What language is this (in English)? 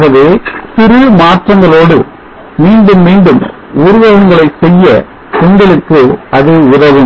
Tamil